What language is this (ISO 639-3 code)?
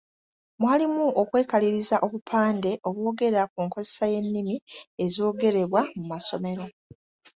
lug